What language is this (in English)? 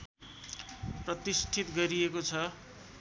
Nepali